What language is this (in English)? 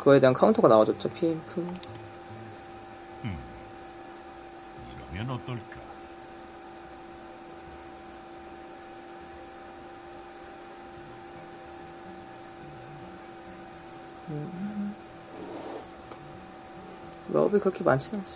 Korean